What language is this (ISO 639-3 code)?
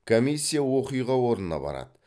kaz